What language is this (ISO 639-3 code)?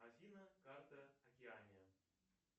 rus